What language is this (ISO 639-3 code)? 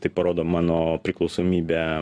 lit